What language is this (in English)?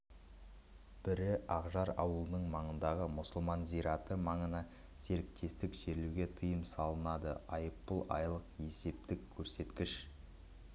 Kazakh